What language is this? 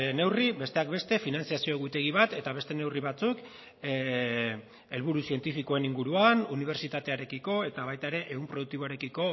Basque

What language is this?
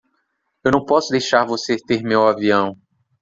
Portuguese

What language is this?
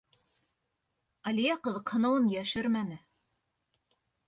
Bashkir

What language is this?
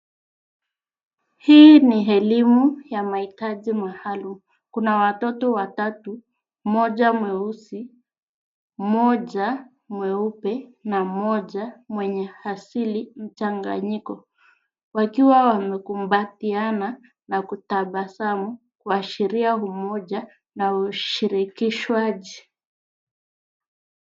Swahili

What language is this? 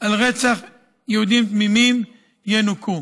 Hebrew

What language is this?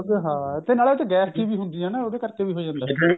Punjabi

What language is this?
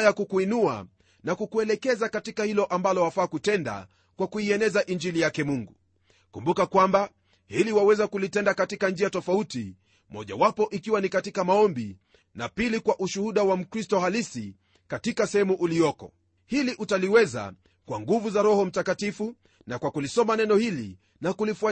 Swahili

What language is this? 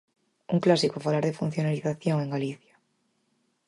Galician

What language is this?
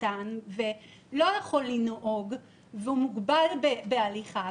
Hebrew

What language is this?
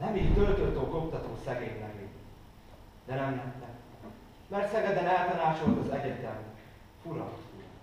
Hungarian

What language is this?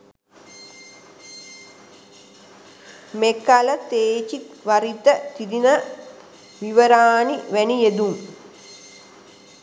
Sinhala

